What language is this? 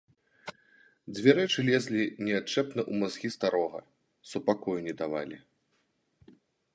Belarusian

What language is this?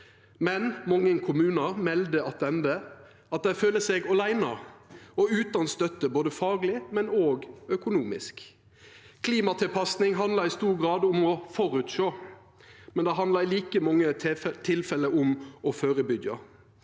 Norwegian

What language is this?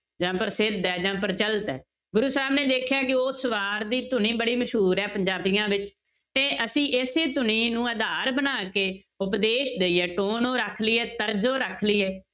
Punjabi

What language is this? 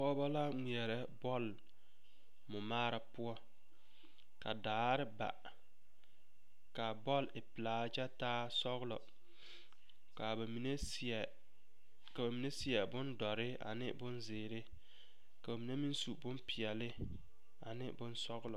Southern Dagaare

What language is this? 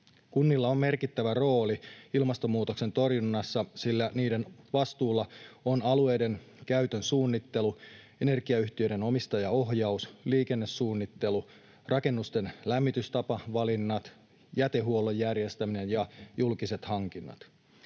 Finnish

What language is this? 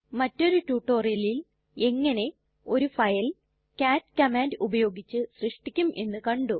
Malayalam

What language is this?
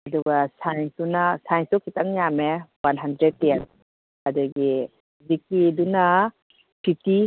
Manipuri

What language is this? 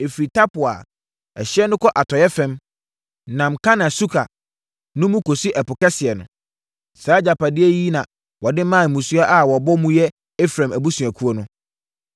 Akan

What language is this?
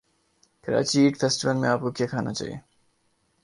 Urdu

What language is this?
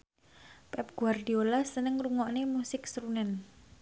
Javanese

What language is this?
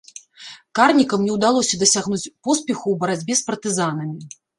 Belarusian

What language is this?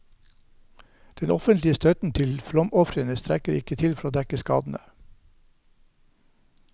Norwegian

